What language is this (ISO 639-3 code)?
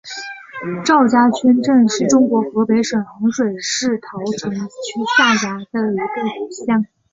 zho